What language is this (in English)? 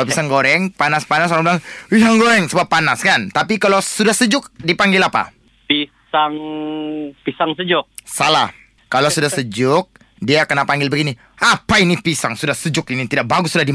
Malay